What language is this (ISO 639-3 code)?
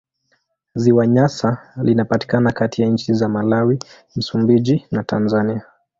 swa